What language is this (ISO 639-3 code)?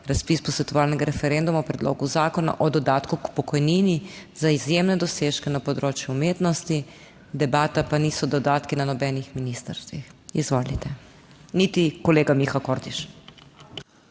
slv